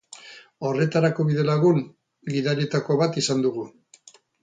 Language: Basque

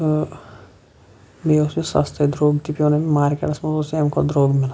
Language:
Kashmiri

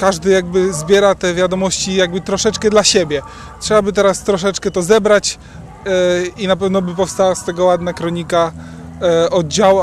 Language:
Polish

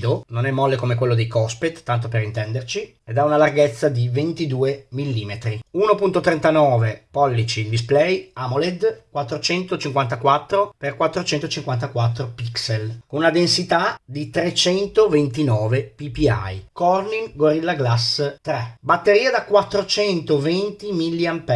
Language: Italian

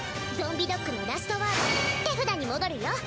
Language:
Japanese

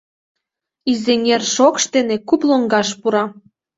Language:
Mari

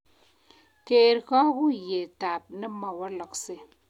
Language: Kalenjin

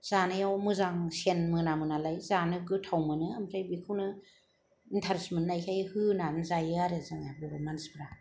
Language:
Bodo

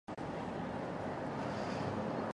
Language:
Japanese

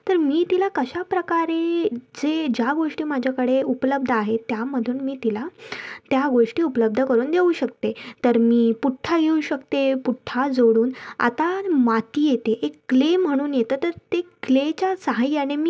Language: Marathi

